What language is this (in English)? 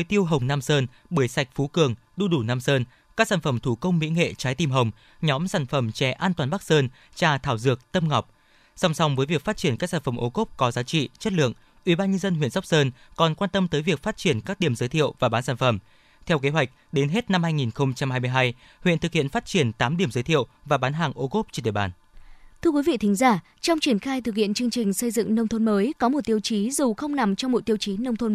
Vietnamese